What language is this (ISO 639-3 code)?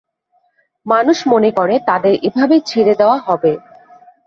ben